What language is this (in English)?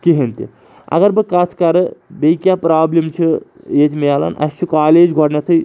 Kashmiri